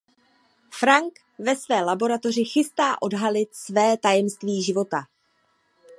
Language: Czech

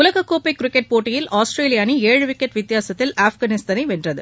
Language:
Tamil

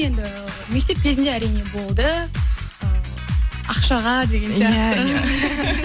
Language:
Kazakh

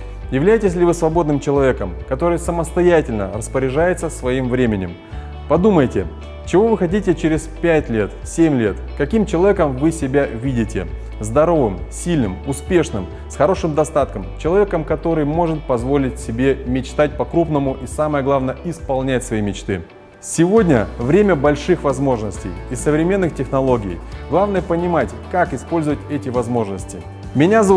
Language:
Russian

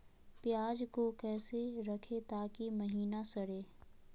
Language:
Magahi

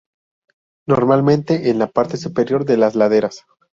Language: Spanish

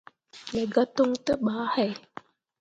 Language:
Mundang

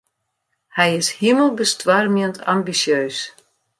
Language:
Western Frisian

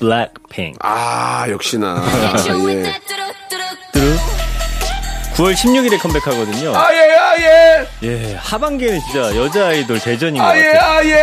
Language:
Korean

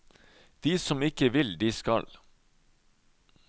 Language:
Norwegian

